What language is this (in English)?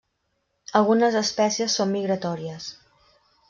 Catalan